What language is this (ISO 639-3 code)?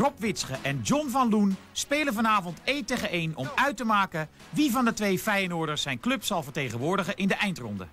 nld